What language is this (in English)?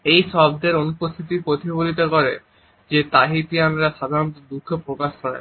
Bangla